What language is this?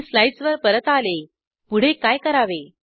Marathi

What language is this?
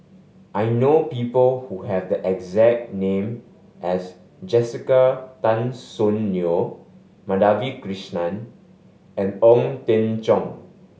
English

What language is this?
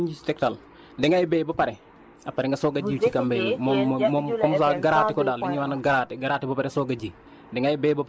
Wolof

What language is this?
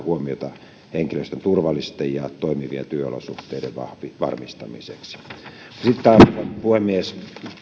Finnish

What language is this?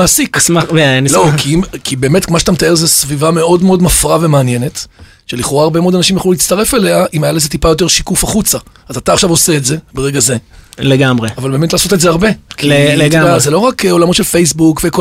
Hebrew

